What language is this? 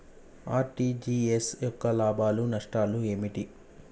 Telugu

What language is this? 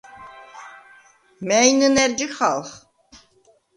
Svan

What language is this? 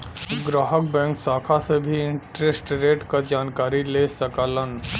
Bhojpuri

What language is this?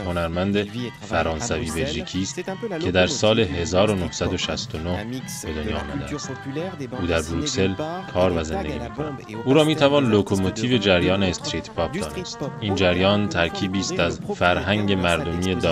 Persian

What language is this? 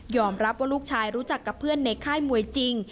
Thai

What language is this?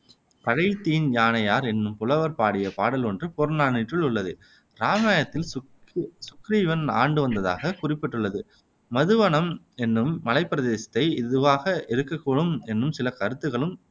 Tamil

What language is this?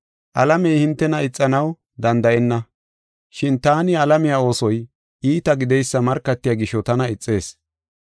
Gofa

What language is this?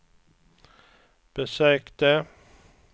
Swedish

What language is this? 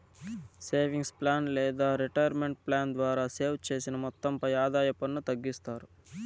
Telugu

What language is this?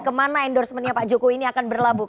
Indonesian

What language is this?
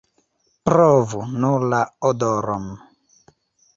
Esperanto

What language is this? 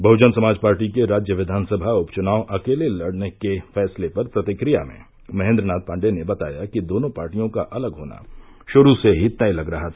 Hindi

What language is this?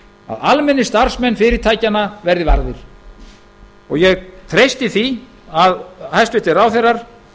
Icelandic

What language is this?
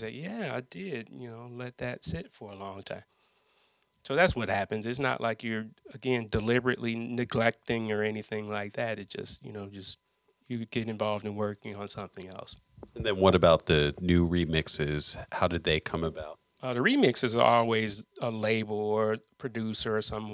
English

